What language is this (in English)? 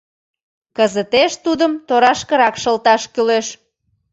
Mari